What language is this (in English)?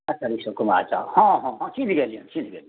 Maithili